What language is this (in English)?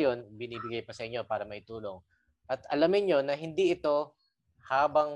Filipino